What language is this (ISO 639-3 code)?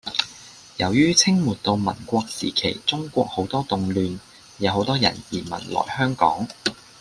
yue